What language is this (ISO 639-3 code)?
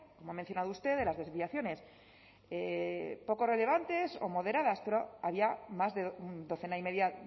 spa